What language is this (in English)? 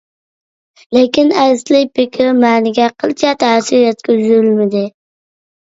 Uyghur